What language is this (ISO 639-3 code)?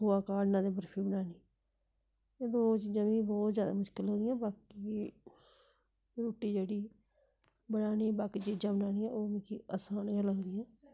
doi